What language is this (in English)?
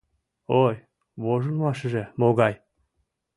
Mari